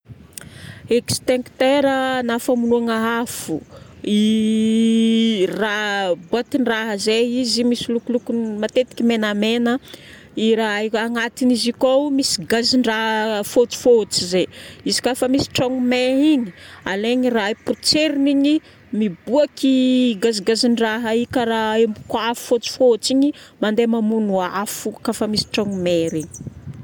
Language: Northern Betsimisaraka Malagasy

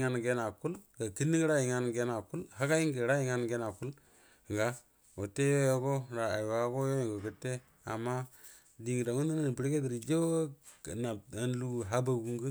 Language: Buduma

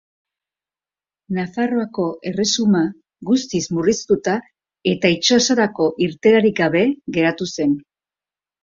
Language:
Basque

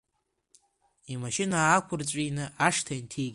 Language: Abkhazian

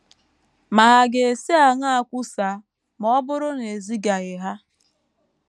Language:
Igbo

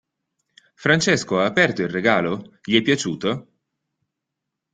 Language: Italian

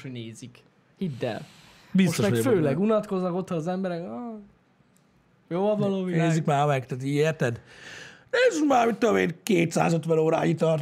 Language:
Hungarian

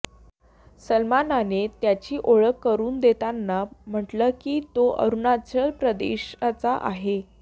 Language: Marathi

